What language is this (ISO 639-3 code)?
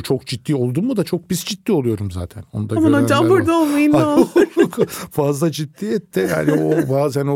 tur